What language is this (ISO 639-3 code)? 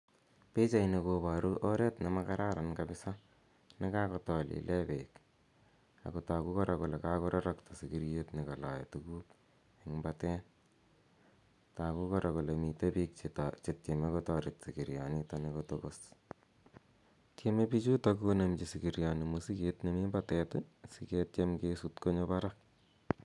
kln